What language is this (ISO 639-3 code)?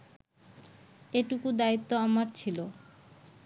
ben